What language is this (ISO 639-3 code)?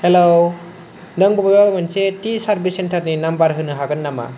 brx